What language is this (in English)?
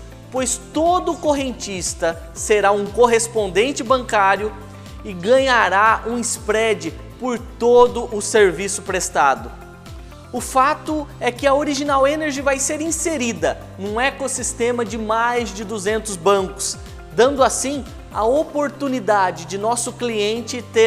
Portuguese